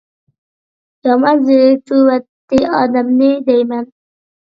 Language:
Uyghur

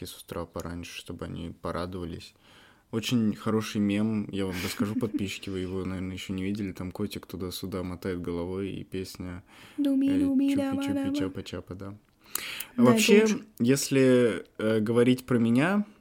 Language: Russian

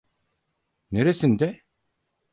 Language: Turkish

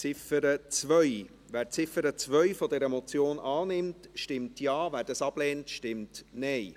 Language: Swiss German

